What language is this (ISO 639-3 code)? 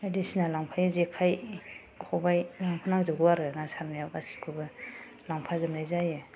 brx